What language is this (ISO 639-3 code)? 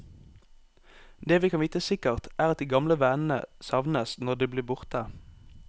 nor